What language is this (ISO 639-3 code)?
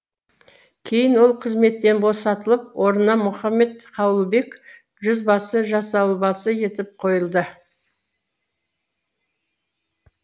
kaz